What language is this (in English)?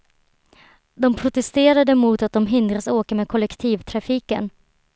Swedish